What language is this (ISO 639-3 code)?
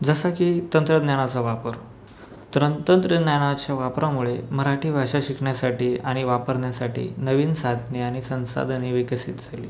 mar